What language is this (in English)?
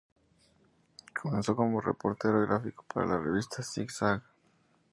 Spanish